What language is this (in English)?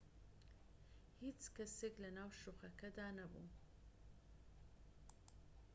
Central Kurdish